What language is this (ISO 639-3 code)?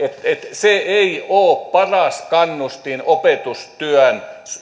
fin